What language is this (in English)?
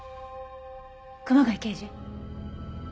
Japanese